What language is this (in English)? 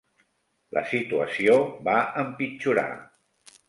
Catalan